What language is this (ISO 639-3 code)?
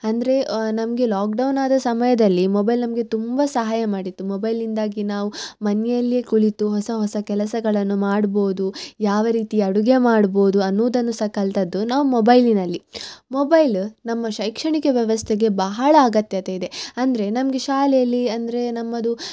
kan